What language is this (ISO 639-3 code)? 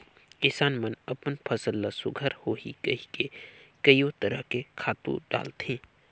hne